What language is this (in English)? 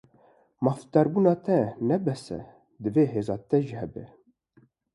Kurdish